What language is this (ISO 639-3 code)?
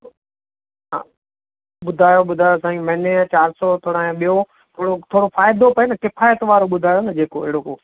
snd